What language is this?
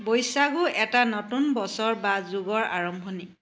Assamese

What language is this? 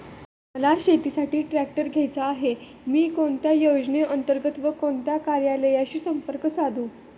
Marathi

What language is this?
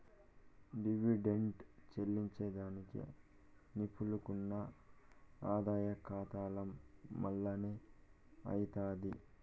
Telugu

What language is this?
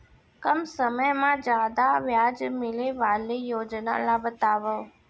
Chhattisgarhi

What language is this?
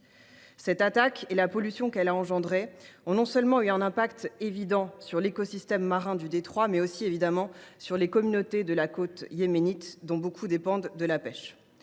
French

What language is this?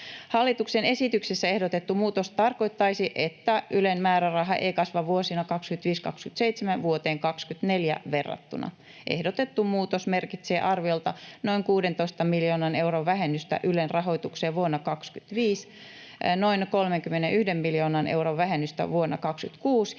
Finnish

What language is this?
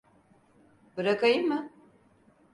Turkish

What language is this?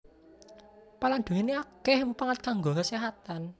Javanese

